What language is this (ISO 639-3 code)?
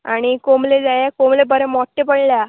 kok